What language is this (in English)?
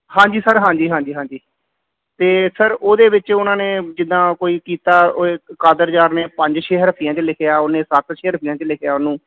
Punjabi